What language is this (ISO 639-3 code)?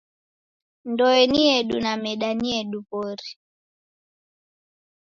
dav